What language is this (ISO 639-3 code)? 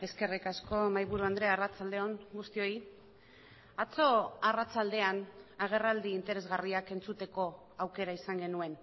eus